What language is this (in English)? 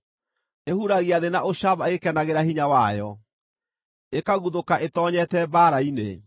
Kikuyu